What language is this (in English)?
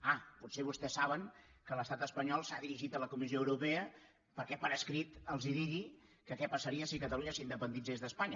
Catalan